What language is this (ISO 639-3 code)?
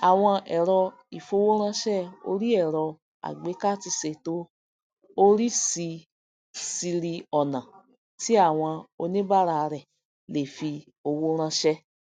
yor